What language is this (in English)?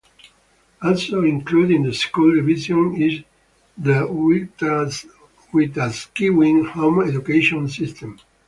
English